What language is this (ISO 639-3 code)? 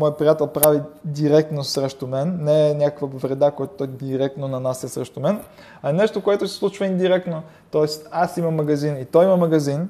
bul